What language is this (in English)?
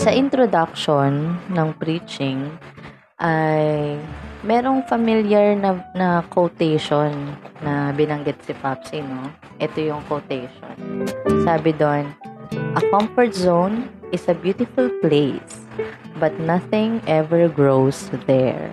Filipino